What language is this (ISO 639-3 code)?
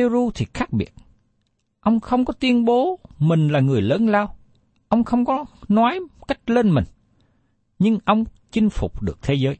vie